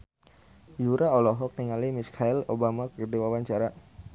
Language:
Sundanese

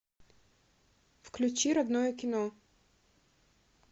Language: Russian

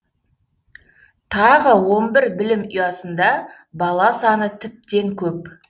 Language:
Kazakh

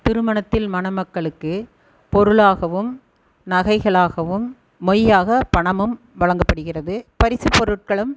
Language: Tamil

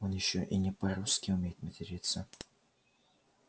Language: Russian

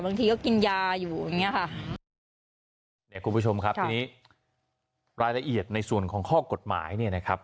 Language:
Thai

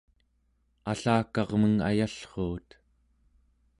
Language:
Central Yupik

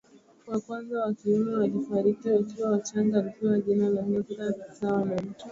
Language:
Swahili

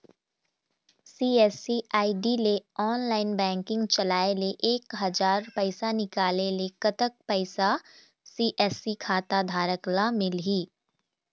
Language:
Chhattisgarhi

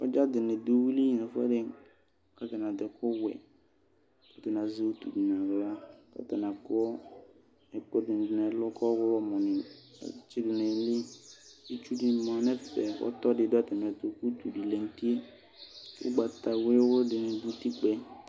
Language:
Ikposo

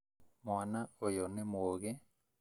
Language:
Kikuyu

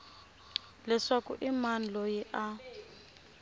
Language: Tsonga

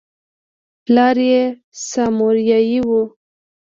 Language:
Pashto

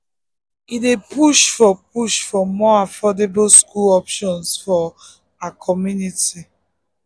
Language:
Nigerian Pidgin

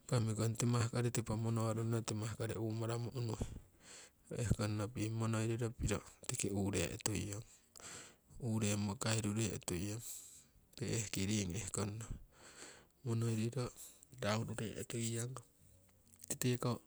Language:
Siwai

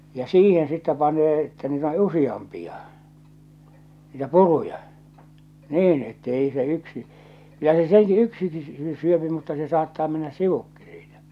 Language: Finnish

